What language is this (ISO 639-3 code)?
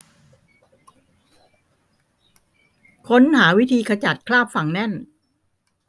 tha